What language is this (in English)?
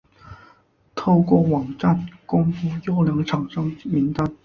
Chinese